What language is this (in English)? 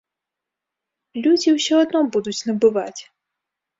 Belarusian